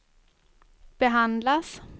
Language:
Swedish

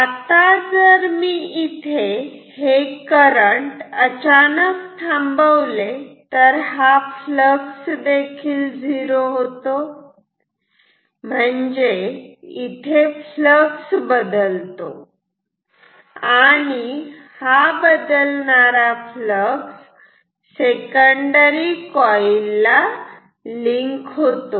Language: Marathi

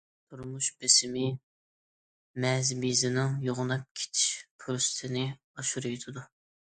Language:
Uyghur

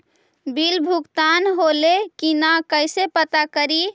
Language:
Magahi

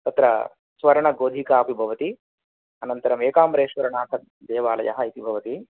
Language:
Sanskrit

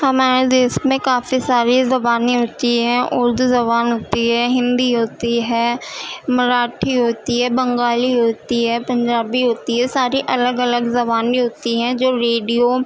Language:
Urdu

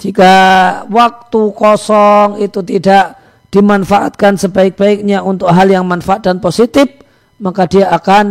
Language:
Indonesian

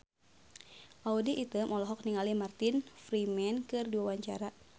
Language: Sundanese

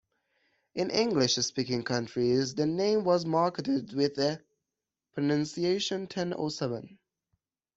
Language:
English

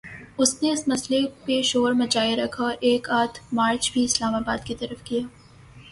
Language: Urdu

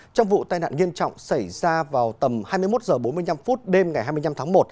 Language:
Vietnamese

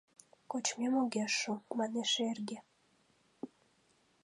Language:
Mari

